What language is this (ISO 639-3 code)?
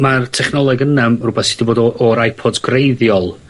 cym